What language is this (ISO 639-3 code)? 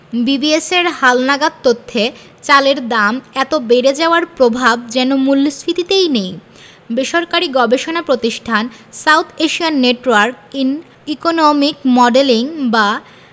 ben